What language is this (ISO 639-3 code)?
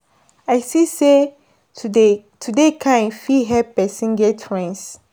pcm